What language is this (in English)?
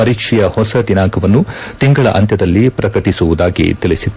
Kannada